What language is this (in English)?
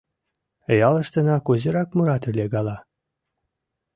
Mari